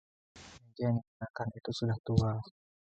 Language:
Indonesian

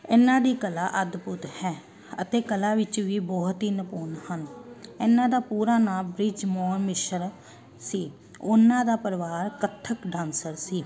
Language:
Punjabi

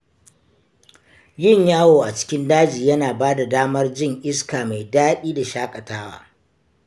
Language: Hausa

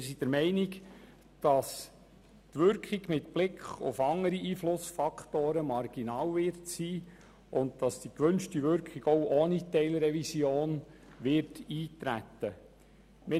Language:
Swiss German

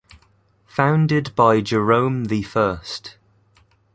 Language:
English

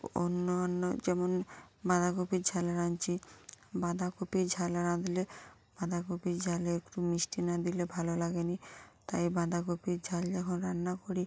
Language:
Bangla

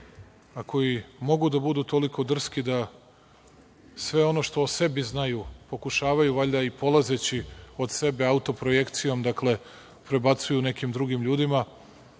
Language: Serbian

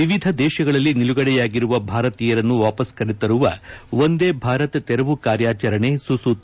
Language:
Kannada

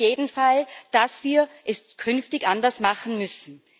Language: German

